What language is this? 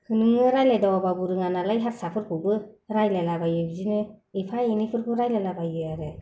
Bodo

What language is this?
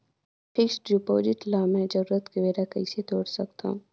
Chhattisgarhi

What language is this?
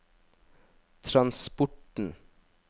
Norwegian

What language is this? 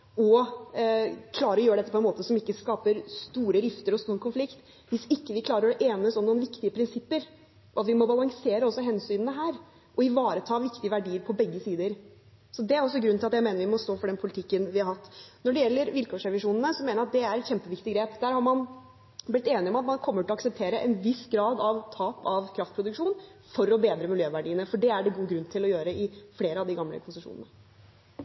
Norwegian Bokmål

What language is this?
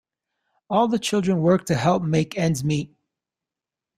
English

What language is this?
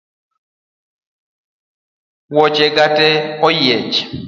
Luo (Kenya and Tanzania)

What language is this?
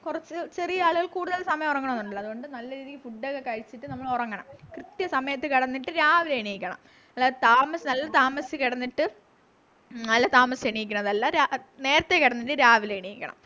Malayalam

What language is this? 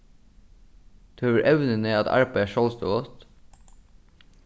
Faroese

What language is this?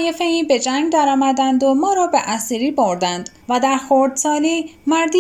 Persian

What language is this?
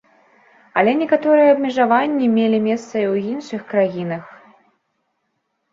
Belarusian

